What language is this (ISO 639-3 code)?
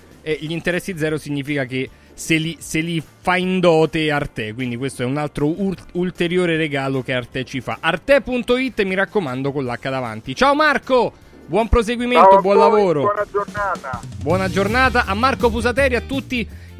ita